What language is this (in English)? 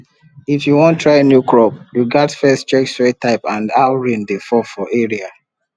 Nigerian Pidgin